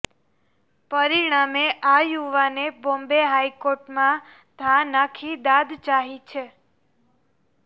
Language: Gujarati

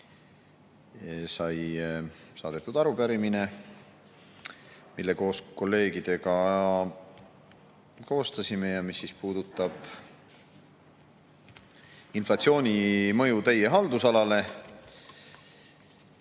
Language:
Estonian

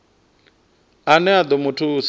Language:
Venda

